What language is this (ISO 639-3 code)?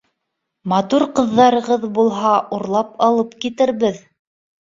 bak